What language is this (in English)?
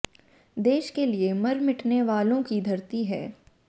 Hindi